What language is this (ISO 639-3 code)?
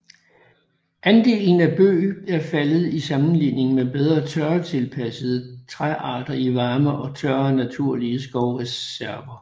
dan